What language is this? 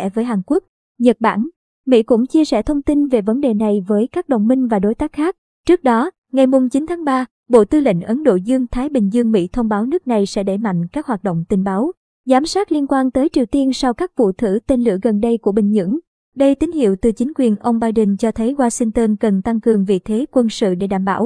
Vietnamese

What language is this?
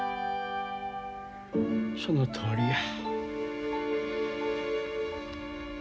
Japanese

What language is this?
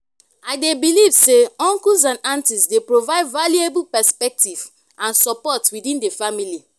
Nigerian Pidgin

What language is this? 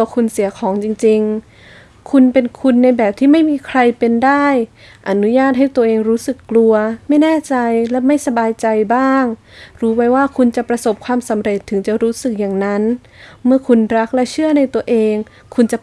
Thai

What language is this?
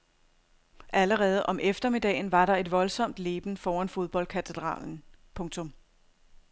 Danish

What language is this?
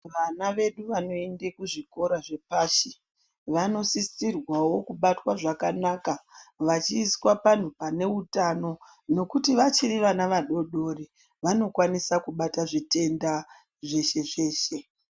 Ndau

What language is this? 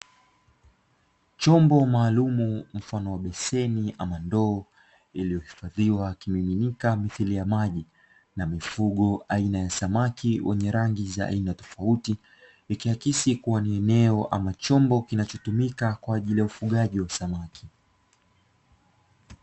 Swahili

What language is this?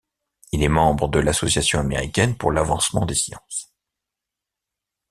French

